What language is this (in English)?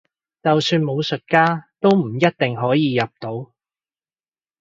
Cantonese